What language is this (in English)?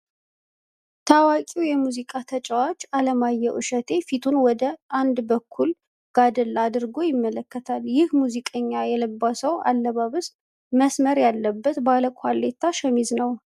Amharic